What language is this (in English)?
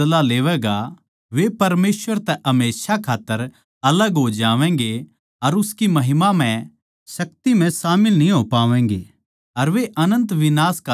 Haryanvi